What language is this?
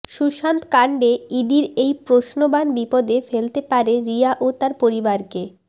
Bangla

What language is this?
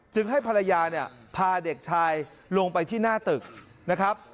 Thai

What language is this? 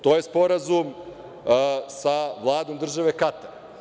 Serbian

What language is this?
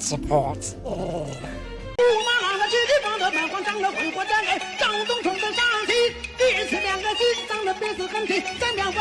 English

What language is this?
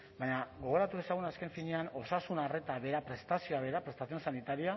Basque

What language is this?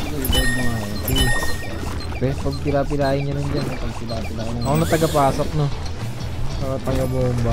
Filipino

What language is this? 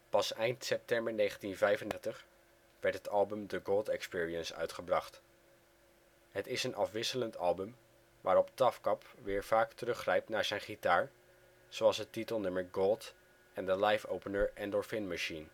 Dutch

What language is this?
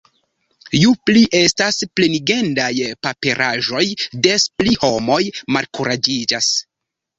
Esperanto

